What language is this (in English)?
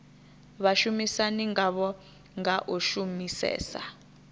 Venda